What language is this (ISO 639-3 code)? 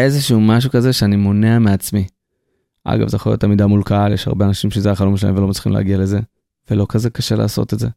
heb